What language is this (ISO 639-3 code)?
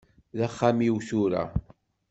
kab